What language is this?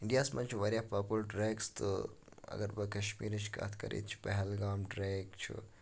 Kashmiri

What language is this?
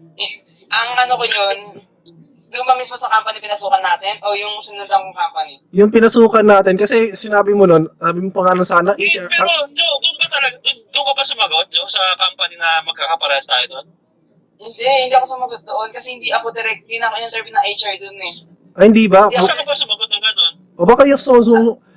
Filipino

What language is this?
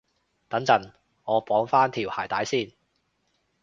Cantonese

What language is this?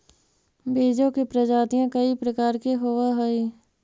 Magahi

